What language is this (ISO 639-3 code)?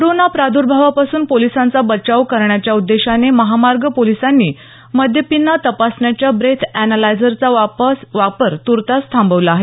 mar